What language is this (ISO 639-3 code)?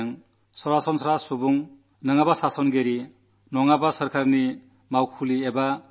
mal